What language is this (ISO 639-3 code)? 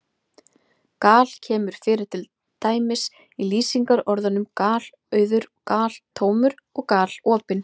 isl